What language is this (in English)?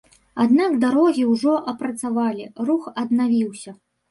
Belarusian